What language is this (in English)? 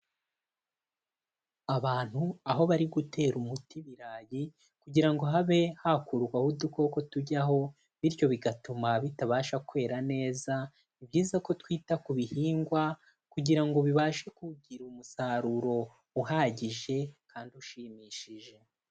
Kinyarwanda